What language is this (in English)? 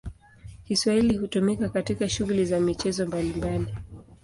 Swahili